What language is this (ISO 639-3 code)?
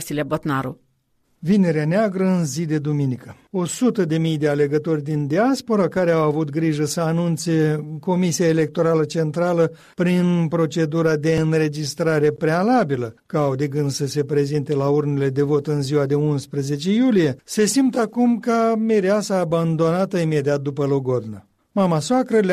ron